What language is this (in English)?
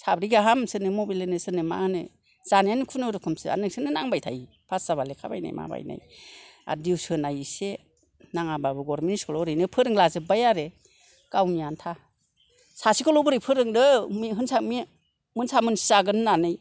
Bodo